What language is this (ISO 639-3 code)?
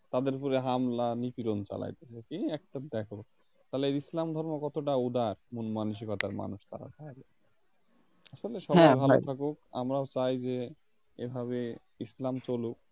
ben